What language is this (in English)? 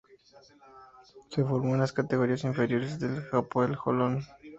Spanish